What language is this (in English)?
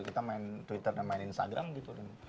Indonesian